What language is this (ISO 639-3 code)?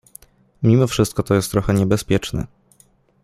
pol